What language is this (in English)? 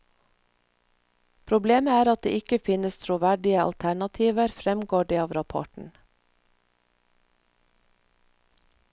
Norwegian